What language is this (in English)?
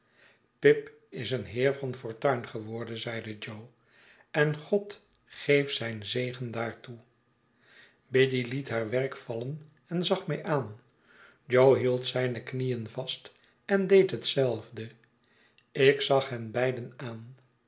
Dutch